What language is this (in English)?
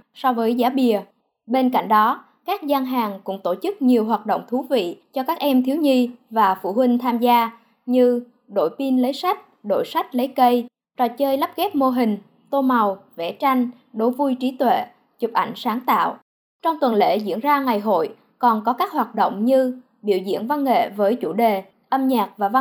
Vietnamese